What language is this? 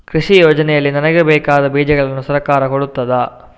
Kannada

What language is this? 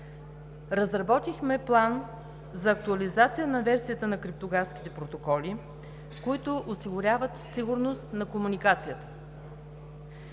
Bulgarian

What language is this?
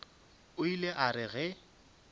Northern Sotho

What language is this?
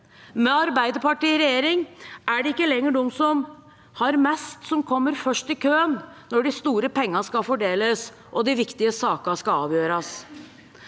Norwegian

